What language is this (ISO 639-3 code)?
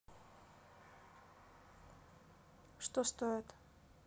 rus